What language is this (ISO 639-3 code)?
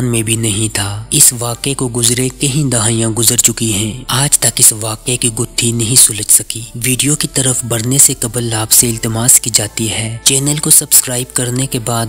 hin